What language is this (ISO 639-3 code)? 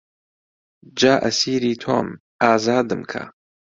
ckb